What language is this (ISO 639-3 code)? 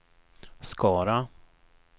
swe